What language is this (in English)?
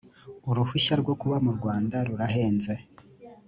Kinyarwanda